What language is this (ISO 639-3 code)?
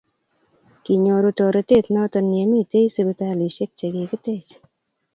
kln